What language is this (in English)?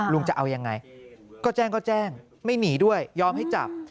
Thai